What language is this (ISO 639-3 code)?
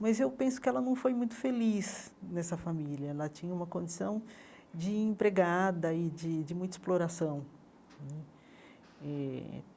por